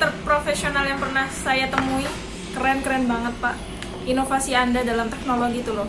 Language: Indonesian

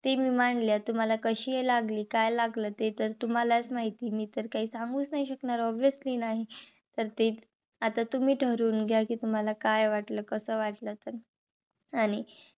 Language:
Marathi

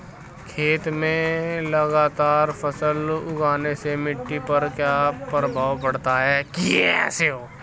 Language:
Hindi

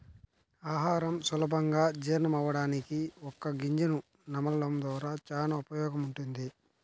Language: Telugu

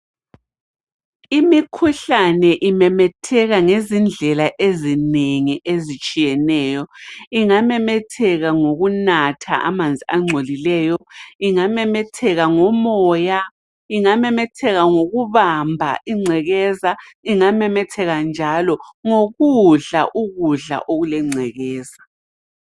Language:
North Ndebele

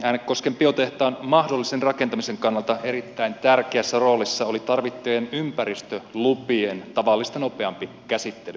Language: Finnish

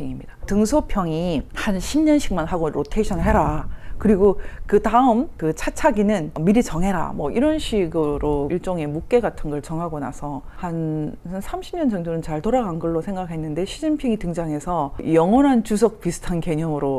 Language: Korean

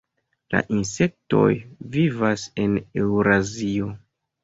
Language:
Esperanto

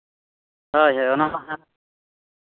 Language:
Santali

